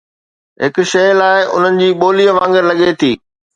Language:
Sindhi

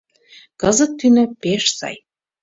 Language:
Mari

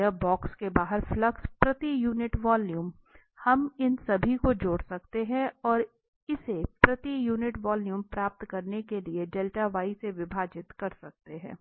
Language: Hindi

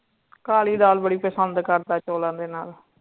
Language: Punjabi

